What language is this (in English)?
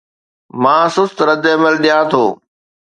Sindhi